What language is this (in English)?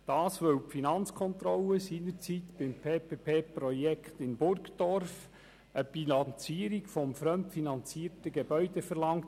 Swiss German